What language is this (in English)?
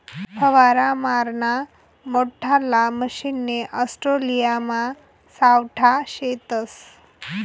Marathi